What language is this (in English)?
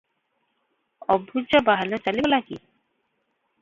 Odia